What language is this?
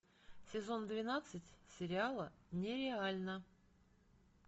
Russian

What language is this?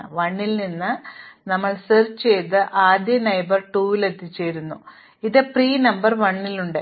Malayalam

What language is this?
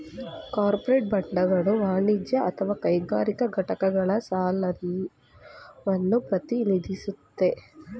Kannada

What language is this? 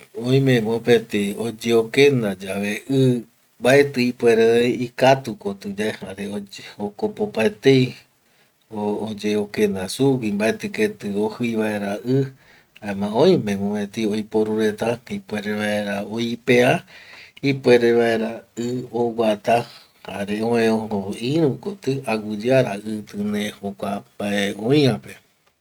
Eastern Bolivian Guaraní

